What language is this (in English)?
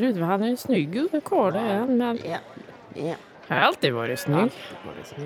Swedish